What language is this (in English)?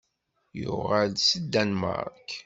Kabyle